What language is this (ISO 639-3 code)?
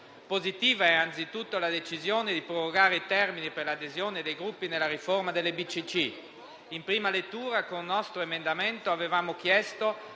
ita